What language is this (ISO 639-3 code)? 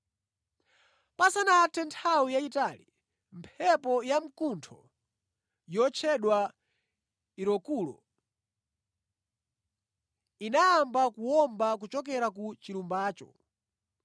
nya